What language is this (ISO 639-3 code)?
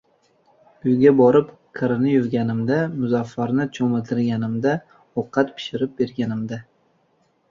uzb